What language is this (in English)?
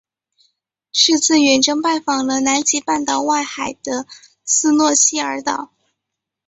Chinese